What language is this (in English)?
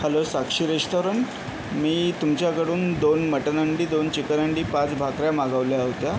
Marathi